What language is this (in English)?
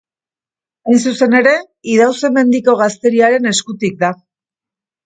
Basque